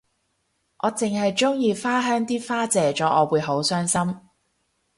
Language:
Cantonese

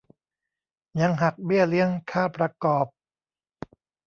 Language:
Thai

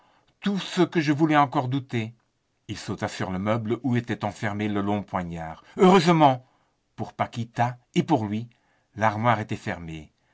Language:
French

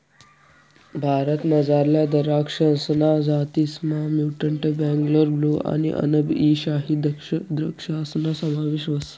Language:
Marathi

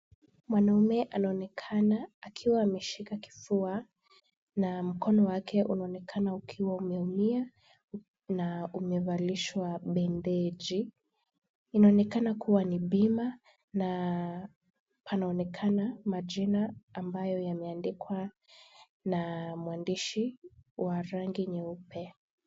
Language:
Swahili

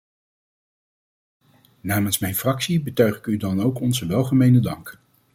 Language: Dutch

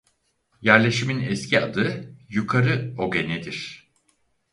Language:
Turkish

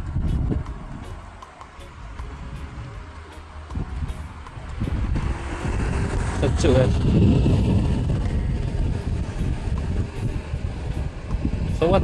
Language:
Indonesian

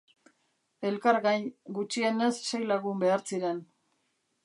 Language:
Basque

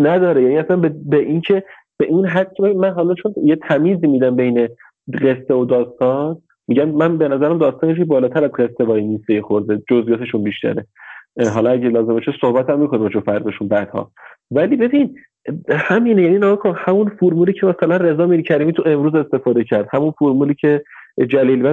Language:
Persian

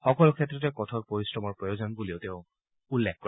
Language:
Assamese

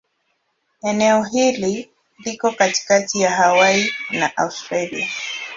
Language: Swahili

